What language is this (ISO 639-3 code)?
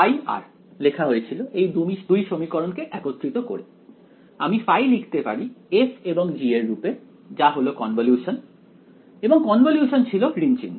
ben